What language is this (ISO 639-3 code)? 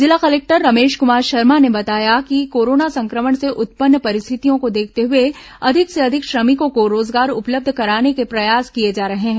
hin